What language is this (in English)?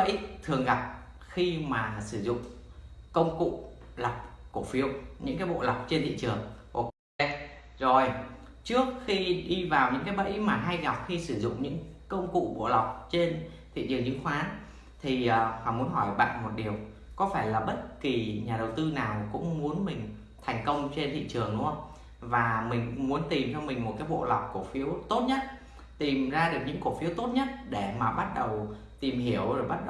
Vietnamese